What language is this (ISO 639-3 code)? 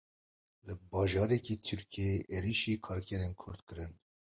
kur